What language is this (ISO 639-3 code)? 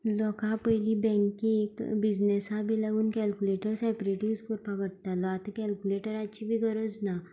kok